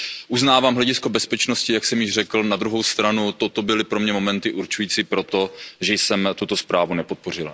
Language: Czech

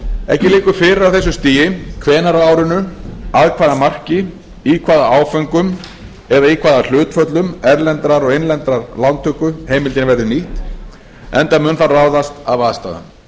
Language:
Icelandic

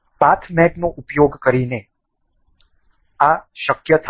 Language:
Gujarati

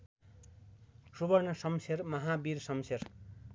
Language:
Nepali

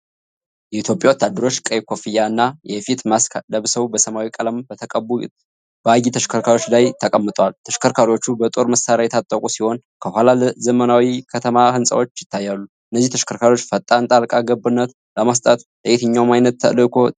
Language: Amharic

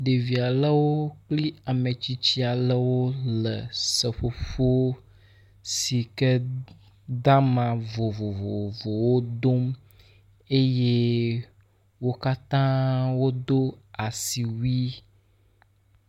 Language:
Ewe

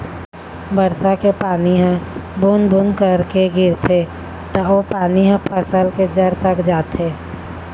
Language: Chhattisgarhi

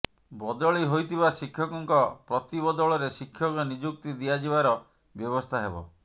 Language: Odia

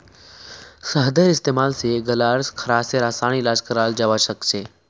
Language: Magahi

